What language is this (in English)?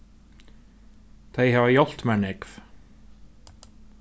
Faroese